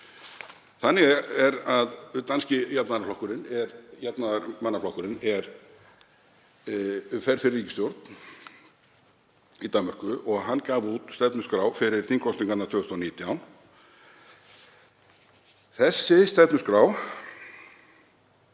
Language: Icelandic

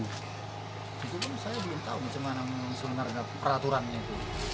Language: Indonesian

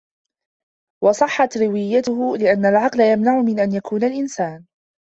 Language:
Arabic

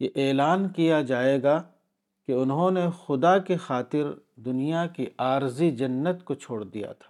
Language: Urdu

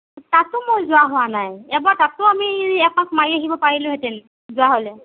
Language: Assamese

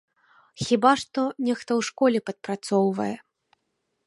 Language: Belarusian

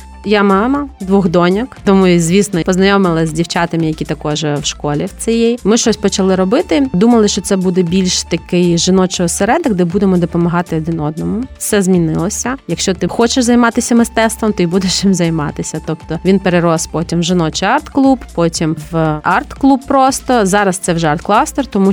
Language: Ukrainian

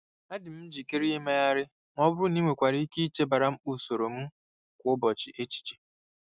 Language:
Igbo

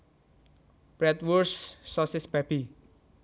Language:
Javanese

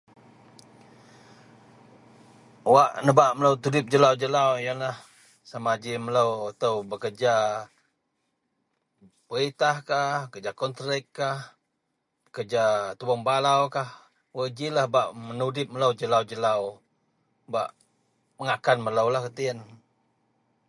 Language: Central Melanau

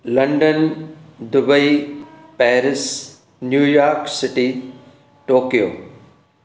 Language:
Sindhi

